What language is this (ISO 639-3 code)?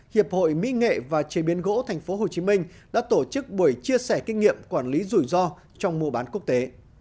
vie